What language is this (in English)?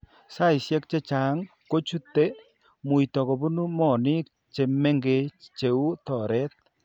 Kalenjin